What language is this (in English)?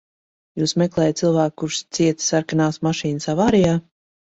Latvian